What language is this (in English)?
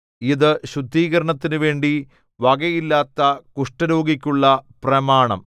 Malayalam